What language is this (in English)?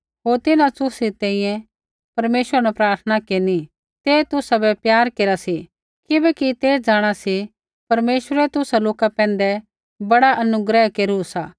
Kullu Pahari